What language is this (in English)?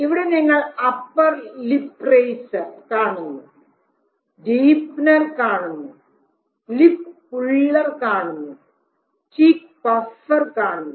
Malayalam